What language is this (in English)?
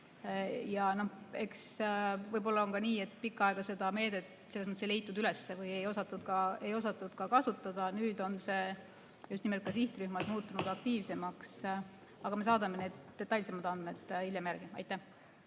Estonian